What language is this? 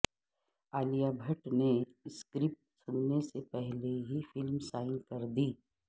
Urdu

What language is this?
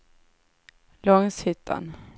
Swedish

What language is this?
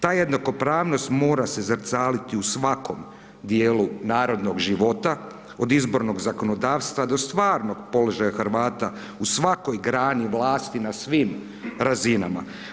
Croatian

